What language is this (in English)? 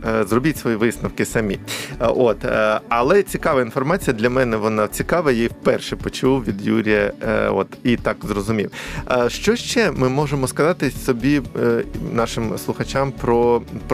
Ukrainian